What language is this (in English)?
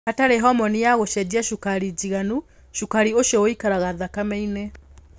Kikuyu